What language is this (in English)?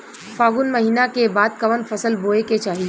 Bhojpuri